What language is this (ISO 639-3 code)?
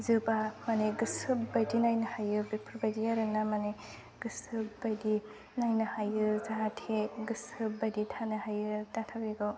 brx